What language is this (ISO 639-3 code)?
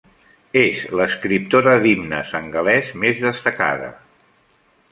cat